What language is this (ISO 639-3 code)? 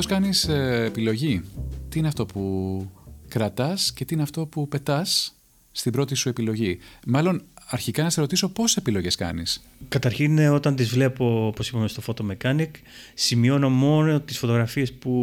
ell